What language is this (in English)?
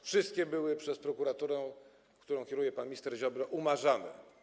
Polish